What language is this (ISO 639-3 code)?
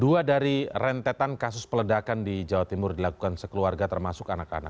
ind